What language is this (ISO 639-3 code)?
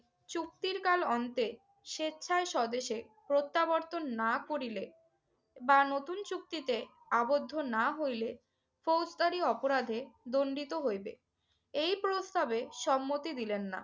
ben